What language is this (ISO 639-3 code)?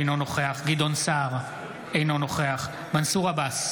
heb